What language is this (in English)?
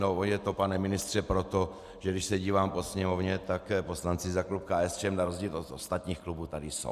Czech